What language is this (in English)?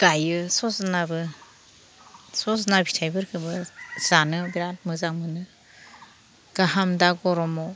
Bodo